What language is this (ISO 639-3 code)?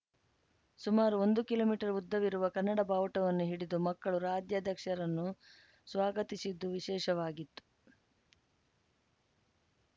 kan